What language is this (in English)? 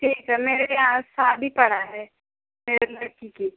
Hindi